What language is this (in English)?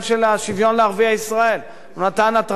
Hebrew